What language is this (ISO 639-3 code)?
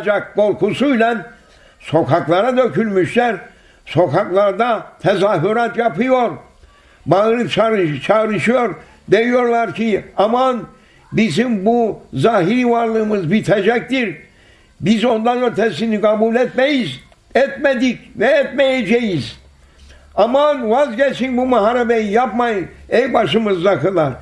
tur